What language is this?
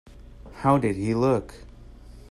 English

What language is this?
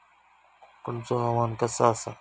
Marathi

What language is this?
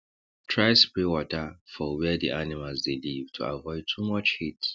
Nigerian Pidgin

